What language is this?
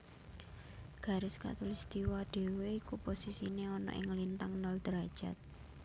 Javanese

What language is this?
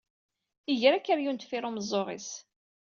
Kabyle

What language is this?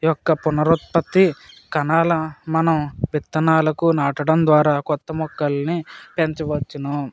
Telugu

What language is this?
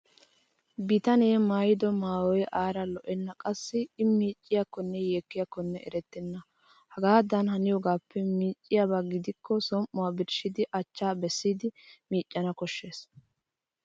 Wolaytta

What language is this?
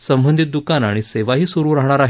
Marathi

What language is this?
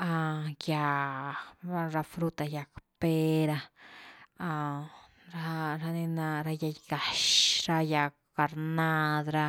Güilá Zapotec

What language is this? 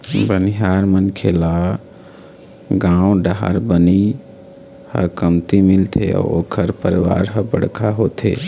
Chhattisgarhi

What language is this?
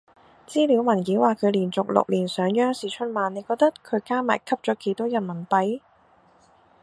Cantonese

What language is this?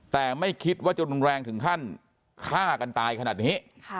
Thai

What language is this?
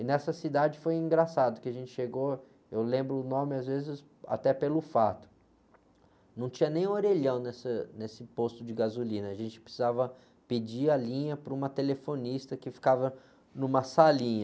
Portuguese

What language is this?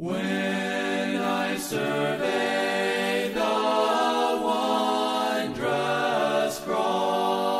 English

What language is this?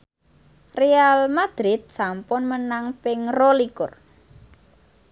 Javanese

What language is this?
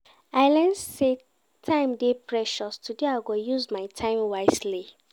Nigerian Pidgin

